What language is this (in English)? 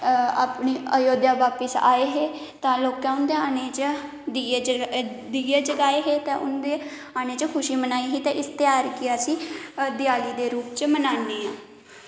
Dogri